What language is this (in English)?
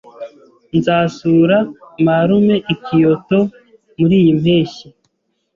Kinyarwanda